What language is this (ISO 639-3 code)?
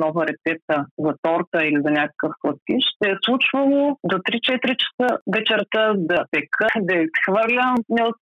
bul